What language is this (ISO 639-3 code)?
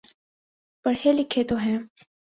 urd